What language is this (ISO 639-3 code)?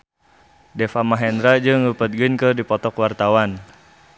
sun